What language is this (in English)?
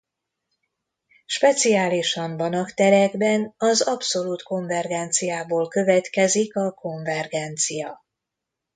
Hungarian